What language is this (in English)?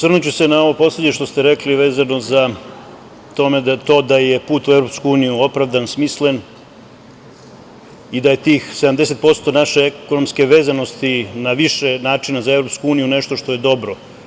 Serbian